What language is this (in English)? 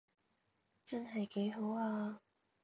Cantonese